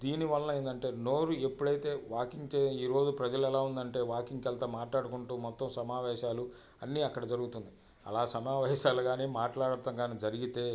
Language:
Telugu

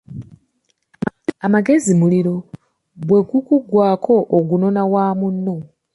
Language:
Ganda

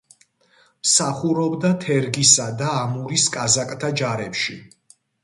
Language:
Georgian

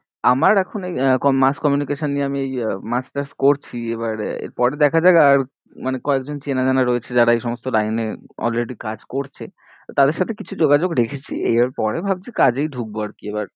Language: Bangla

